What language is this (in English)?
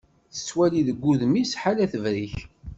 Kabyle